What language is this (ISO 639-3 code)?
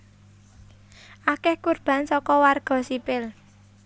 jav